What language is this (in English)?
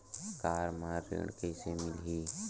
Chhattisgarhi